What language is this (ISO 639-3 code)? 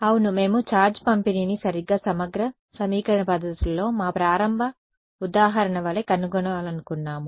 tel